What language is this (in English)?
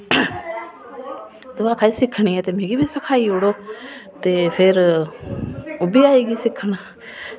Dogri